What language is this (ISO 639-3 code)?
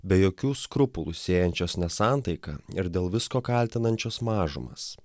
lit